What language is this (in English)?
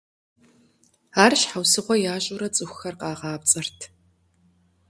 Kabardian